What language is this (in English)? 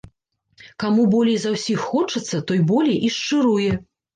Belarusian